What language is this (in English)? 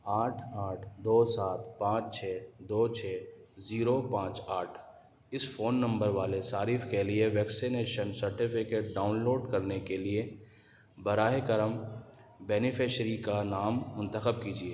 Urdu